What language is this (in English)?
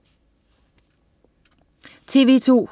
Danish